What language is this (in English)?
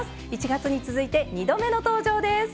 Japanese